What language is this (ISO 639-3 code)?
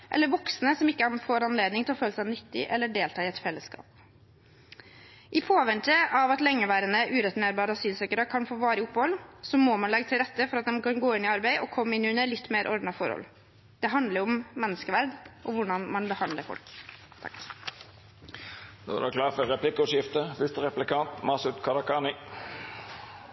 nor